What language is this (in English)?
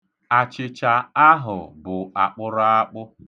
Igbo